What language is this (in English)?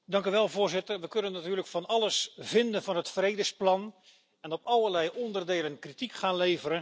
Dutch